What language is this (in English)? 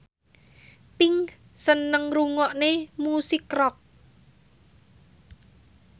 Javanese